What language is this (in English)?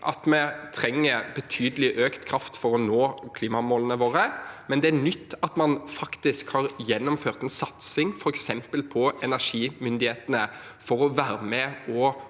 Norwegian